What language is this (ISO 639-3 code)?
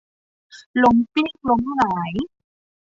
tha